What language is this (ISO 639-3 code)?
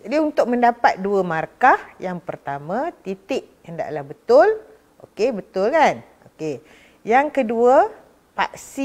msa